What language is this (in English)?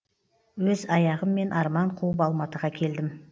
Kazakh